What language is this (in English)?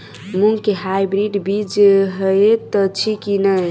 Maithili